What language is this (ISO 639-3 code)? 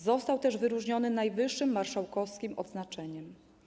pol